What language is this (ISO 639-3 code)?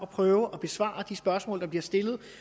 dan